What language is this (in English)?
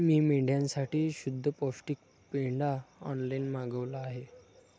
Marathi